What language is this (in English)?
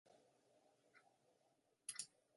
Esperanto